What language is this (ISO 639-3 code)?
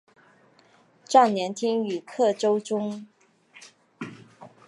zho